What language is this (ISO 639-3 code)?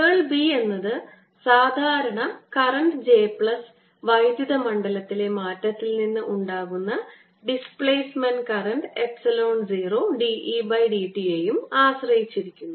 mal